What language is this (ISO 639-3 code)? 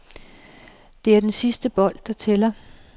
dan